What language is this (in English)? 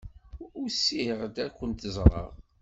Kabyle